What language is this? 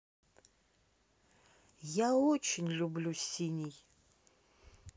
Russian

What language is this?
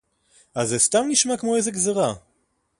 Hebrew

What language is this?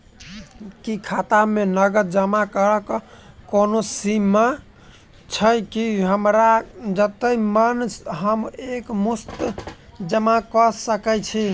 Maithili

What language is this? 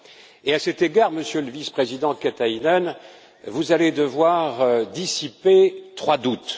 French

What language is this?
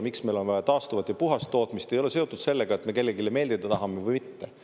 Estonian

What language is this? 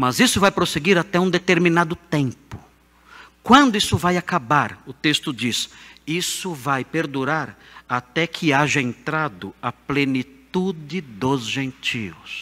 Portuguese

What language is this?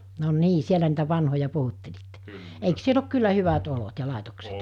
Finnish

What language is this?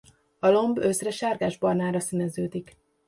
Hungarian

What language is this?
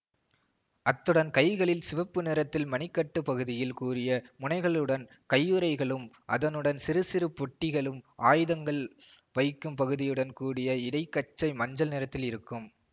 Tamil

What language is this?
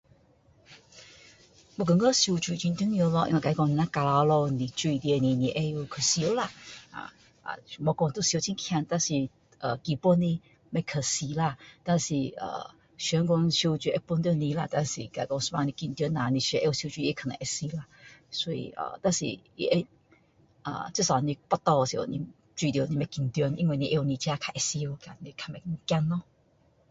Min Dong Chinese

